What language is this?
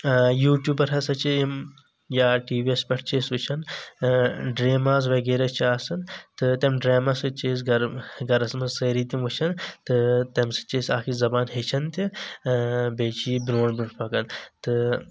Kashmiri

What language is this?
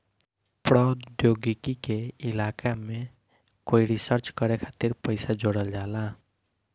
Bhojpuri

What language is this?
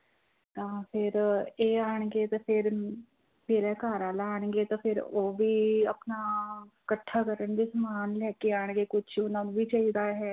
Punjabi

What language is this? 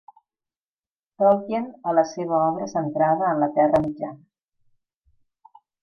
Catalan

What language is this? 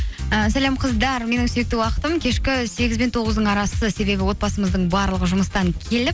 Kazakh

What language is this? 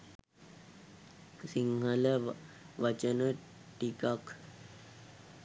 Sinhala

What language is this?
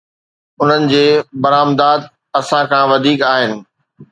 Sindhi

